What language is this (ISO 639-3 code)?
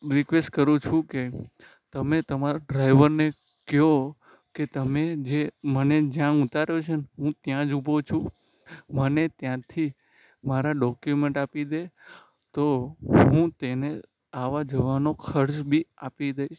guj